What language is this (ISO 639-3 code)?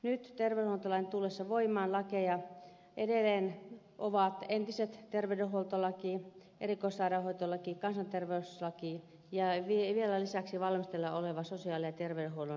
fin